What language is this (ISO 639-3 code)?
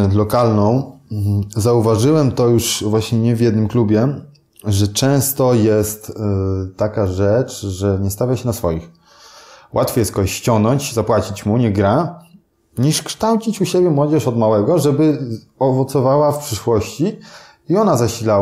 pol